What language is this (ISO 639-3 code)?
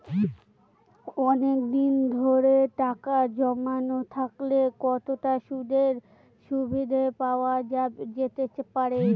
ben